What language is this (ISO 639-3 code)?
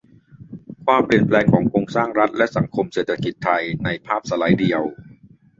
tha